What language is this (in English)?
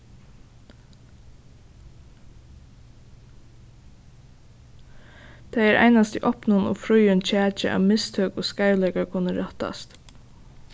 Faroese